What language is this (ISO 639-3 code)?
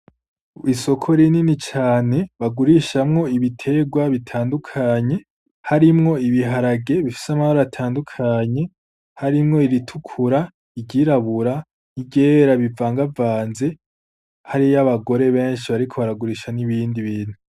run